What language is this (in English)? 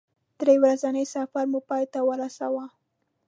Pashto